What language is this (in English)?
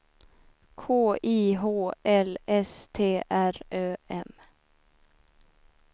Swedish